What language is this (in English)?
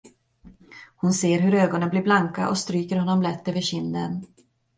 Swedish